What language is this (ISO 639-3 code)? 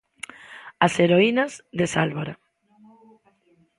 glg